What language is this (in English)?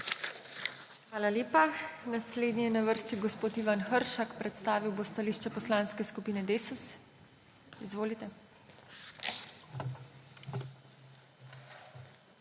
Slovenian